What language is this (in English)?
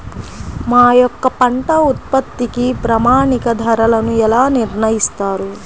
Telugu